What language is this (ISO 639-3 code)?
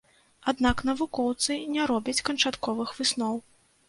bel